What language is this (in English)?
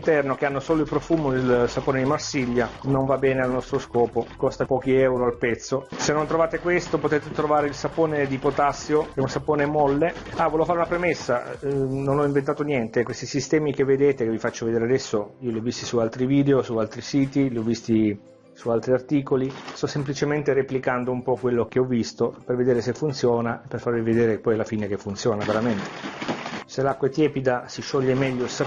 Italian